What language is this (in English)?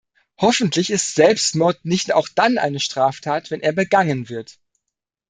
German